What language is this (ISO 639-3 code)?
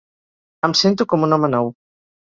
cat